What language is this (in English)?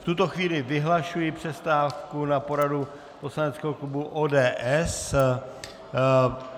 Czech